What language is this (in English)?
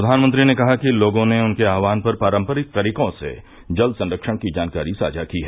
Hindi